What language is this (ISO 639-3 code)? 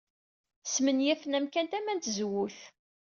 kab